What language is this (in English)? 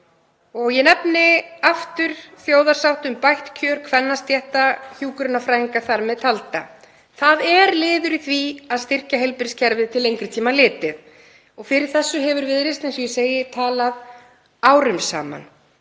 Icelandic